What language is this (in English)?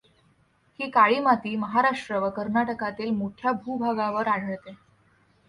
Marathi